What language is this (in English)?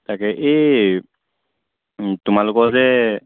Assamese